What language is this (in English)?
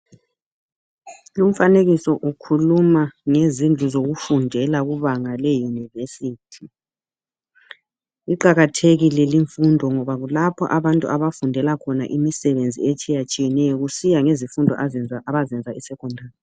North Ndebele